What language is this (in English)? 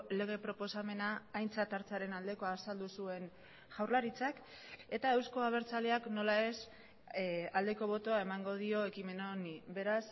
Basque